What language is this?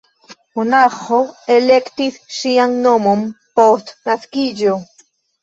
Esperanto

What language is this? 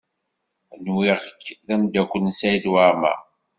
Kabyle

